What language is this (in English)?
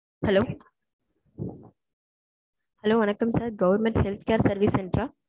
Tamil